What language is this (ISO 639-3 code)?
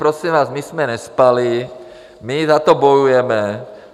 ces